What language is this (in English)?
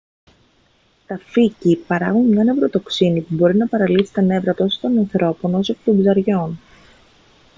Greek